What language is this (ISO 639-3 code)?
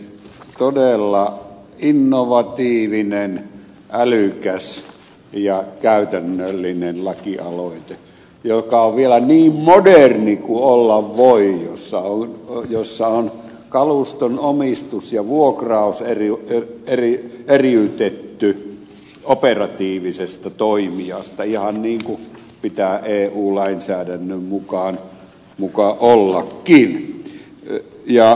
fin